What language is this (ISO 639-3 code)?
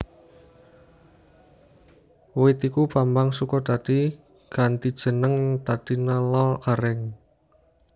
jav